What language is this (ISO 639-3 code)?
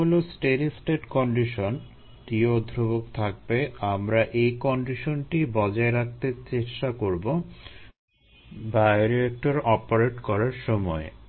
ben